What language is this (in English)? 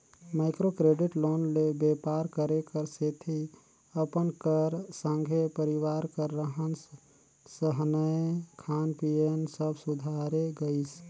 Chhattisgarhi